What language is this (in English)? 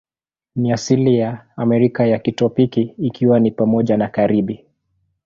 Swahili